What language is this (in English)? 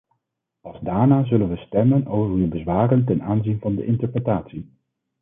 Dutch